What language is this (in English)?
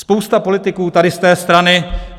Czech